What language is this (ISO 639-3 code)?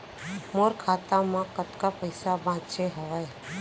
hne